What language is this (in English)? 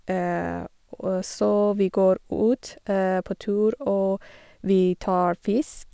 Norwegian